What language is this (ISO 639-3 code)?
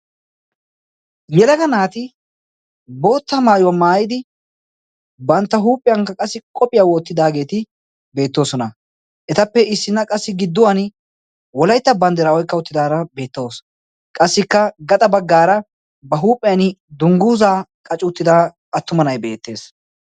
wal